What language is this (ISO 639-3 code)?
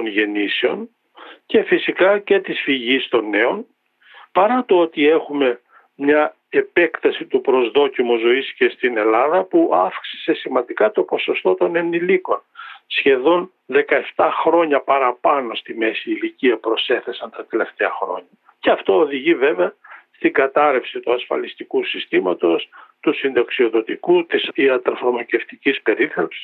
ell